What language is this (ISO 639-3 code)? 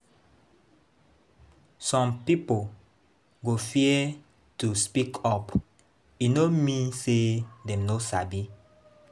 pcm